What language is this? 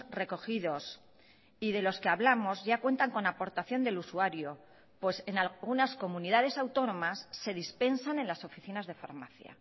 Spanish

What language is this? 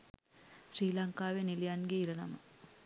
Sinhala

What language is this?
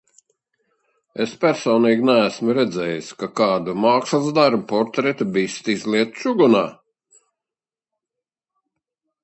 Latvian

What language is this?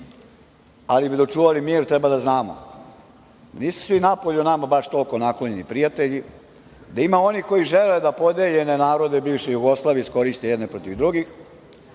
Serbian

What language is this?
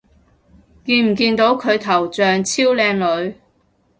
Cantonese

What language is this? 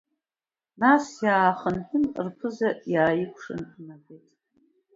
Abkhazian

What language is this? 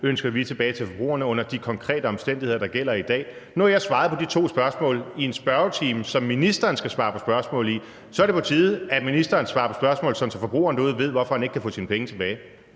Danish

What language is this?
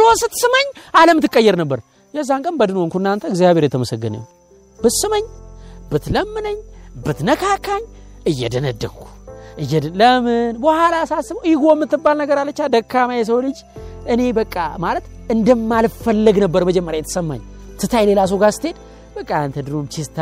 Amharic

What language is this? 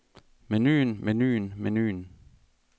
Danish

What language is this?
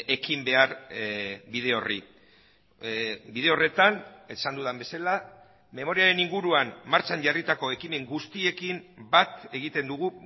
Basque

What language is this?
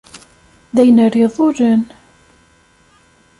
Kabyle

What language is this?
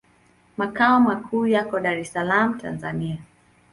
Swahili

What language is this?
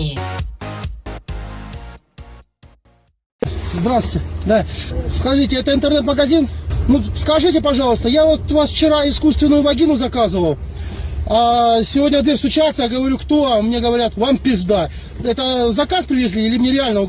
Russian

